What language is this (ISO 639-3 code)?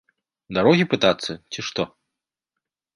bel